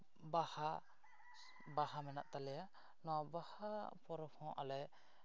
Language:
Santali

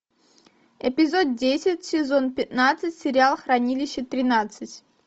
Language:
Russian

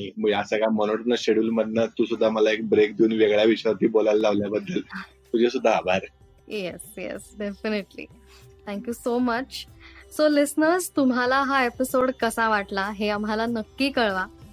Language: Marathi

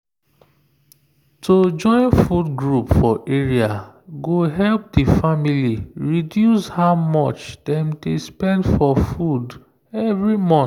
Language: Nigerian Pidgin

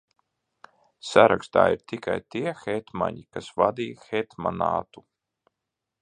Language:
Latvian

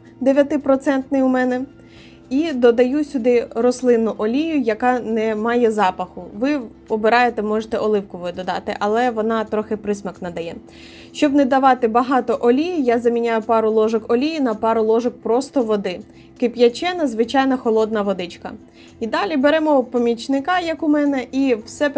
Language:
Ukrainian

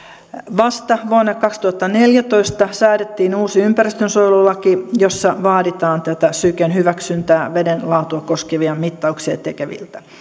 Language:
Finnish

